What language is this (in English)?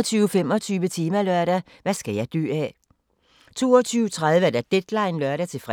Danish